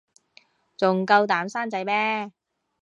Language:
Cantonese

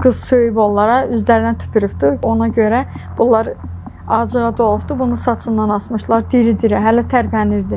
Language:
Turkish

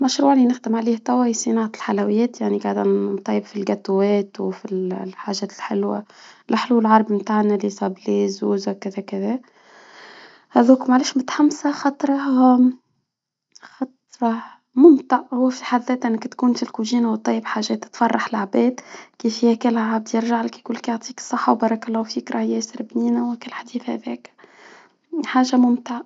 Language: Tunisian Arabic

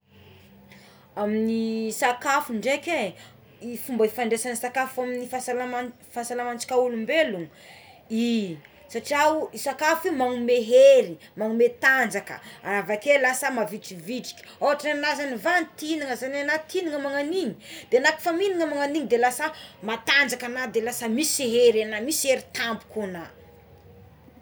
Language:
Tsimihety Malagasy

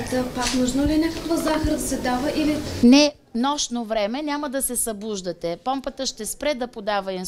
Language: Bulgarian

